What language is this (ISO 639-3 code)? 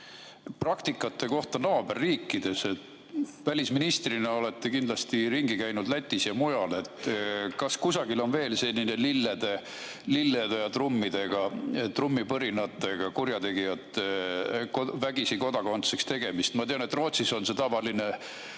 est